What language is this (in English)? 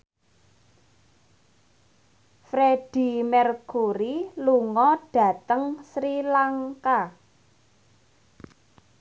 Javanese